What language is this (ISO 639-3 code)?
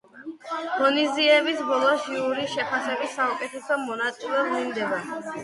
kat